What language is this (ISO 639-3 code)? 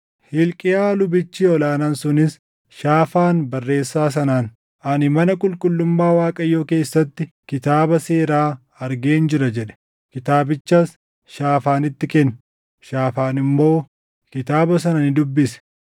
orm